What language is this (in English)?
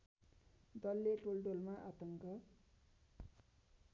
Nepali